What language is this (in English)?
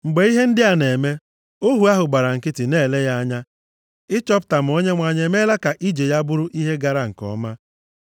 Igbo